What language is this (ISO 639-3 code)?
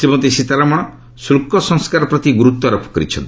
ori